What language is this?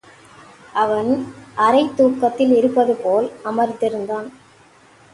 Tamil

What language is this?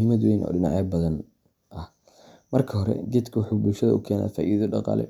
Somali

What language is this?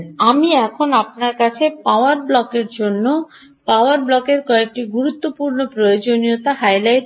Bangla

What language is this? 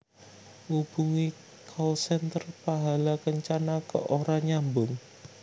Javanese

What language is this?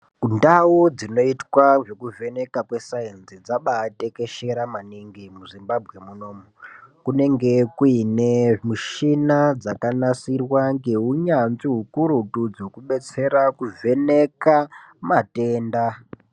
Ndau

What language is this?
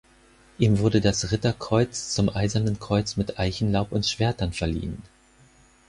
German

